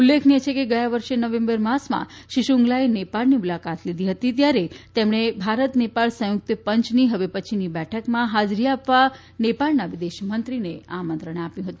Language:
Gujarati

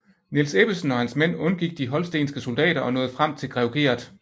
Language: Danish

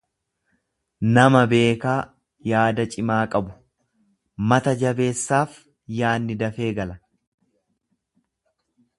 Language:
Oromo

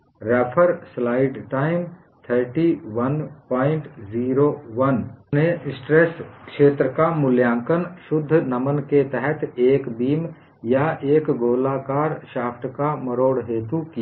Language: Hindi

